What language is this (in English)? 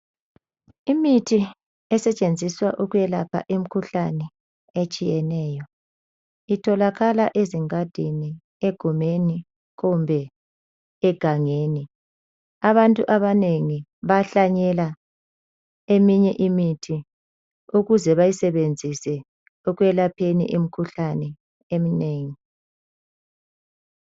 North Ndebele